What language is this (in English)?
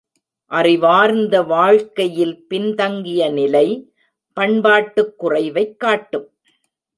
Tamil